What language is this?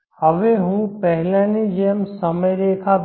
Gujarati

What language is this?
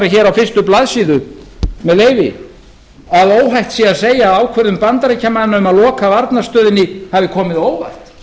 Icelandic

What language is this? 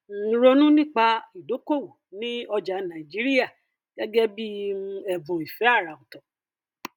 Yoruba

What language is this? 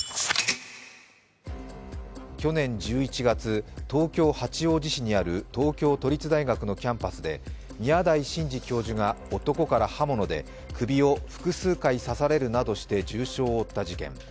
Japanese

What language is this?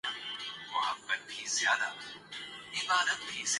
Urdu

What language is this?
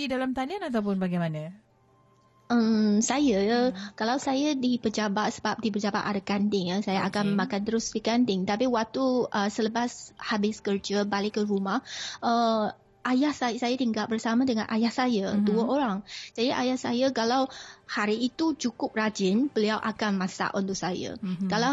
Malay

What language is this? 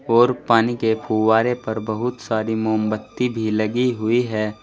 Hindi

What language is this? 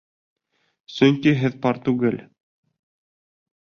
Bashkir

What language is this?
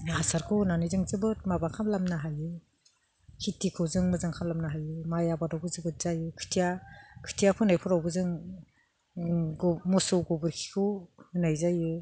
Bodo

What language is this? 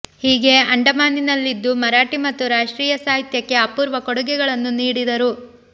Kannada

